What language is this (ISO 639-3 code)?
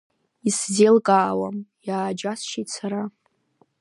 abk